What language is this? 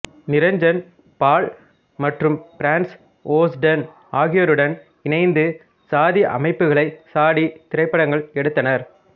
Tamil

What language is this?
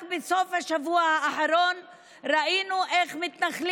Hebrew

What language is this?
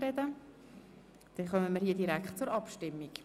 Swiss German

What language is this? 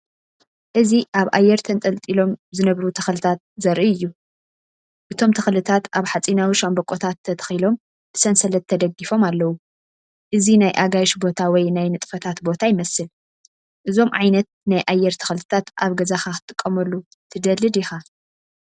Tigrinya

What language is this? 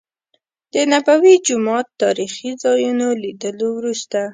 Pashto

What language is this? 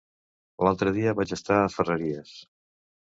Catalan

